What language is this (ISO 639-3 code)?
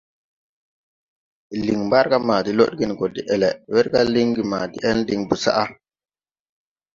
tui